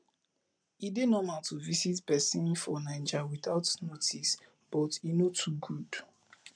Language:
Nigerian Pidgin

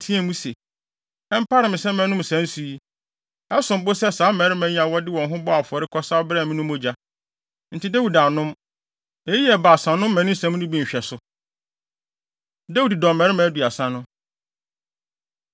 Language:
Akan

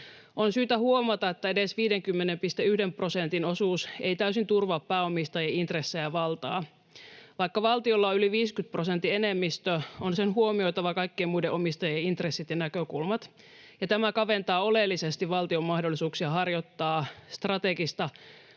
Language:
Finnish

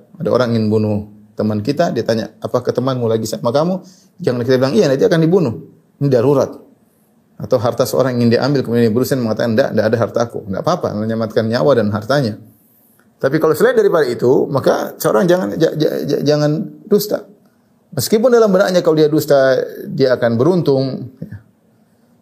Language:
Indonesian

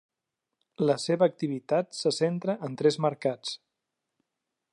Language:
Catalan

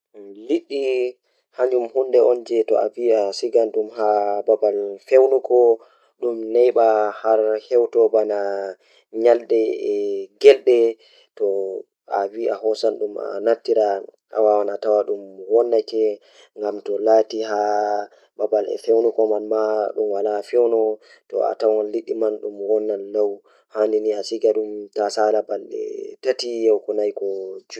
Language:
Fula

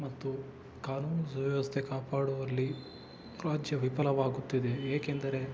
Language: Kannada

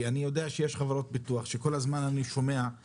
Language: Hebrew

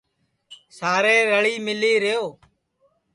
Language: Sansi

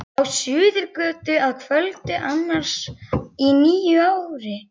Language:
Icelandic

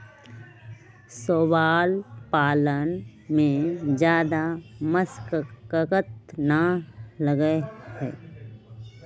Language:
Magahi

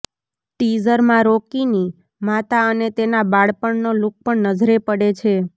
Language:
Gujarati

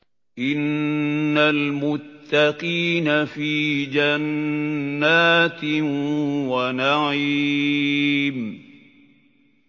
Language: Arabic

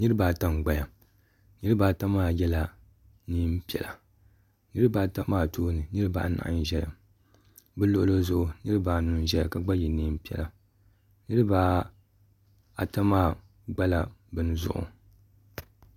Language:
Dagbani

